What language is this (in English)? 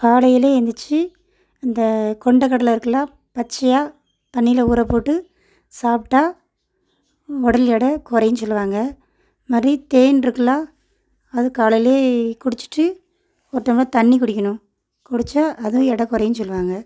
Tamil